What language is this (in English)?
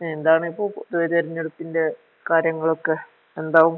Malayalam